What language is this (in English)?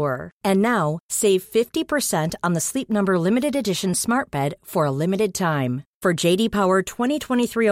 Swedish